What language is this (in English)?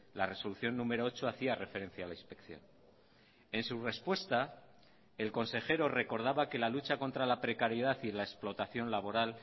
Spanish